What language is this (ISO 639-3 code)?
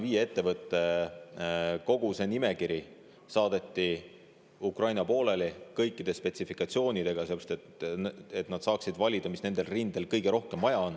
est